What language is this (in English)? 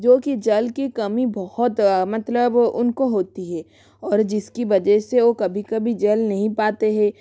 Hindi